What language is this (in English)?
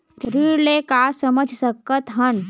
Chhattisgarhi